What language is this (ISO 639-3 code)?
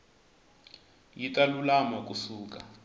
tso